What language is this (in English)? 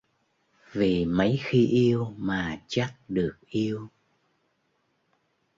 Vietnamese